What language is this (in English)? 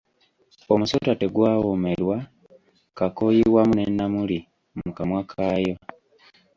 Ganda